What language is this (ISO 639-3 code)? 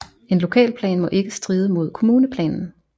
dan